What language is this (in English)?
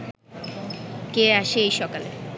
Bangla